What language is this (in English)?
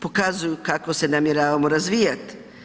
Croatian